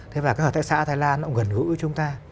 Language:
Vietnamese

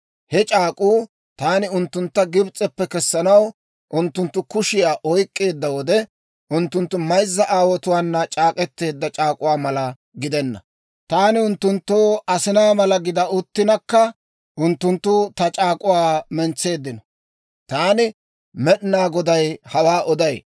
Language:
Dawro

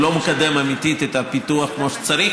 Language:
Hebrew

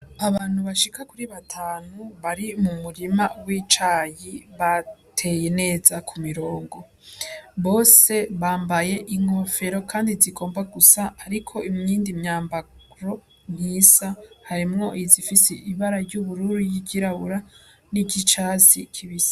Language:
Rundi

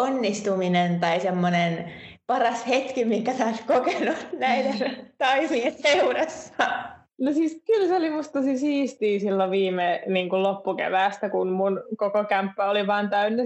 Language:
Finnish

